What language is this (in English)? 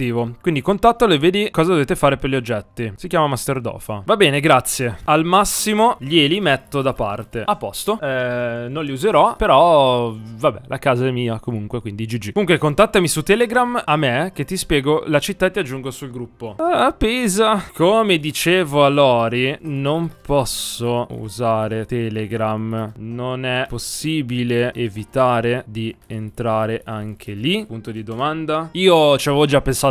Italian